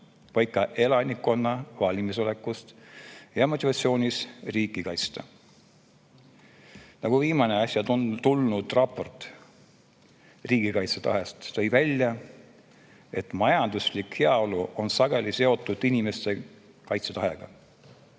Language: Estonian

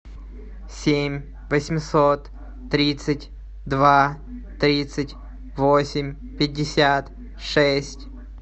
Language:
Russian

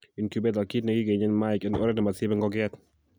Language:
Kalenjin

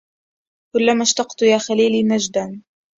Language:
Arabic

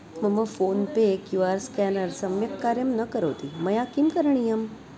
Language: Sanskrit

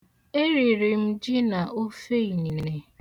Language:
Igbo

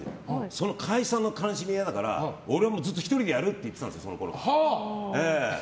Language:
Japanese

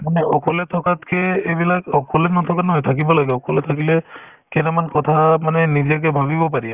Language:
Assamese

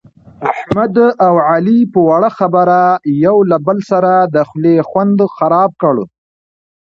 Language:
Pashto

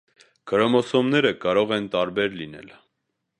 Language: Armenian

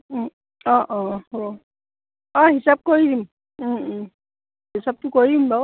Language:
Assamese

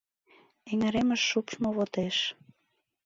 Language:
Mari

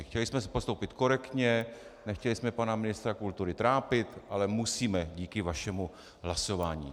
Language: Czech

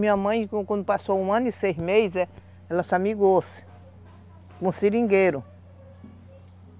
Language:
Portuguese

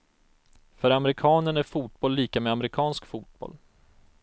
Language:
Swedish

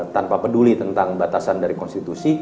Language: Indonesian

